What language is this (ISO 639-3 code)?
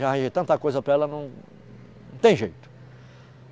por